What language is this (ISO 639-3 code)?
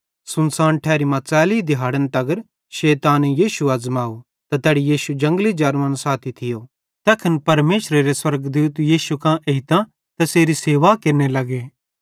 bhd